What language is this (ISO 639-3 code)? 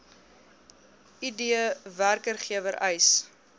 afr